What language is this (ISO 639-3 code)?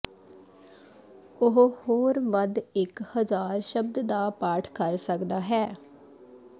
pan